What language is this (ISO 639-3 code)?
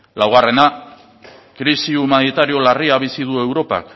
eus